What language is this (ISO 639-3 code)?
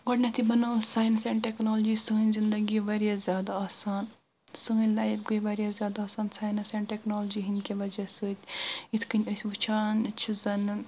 kas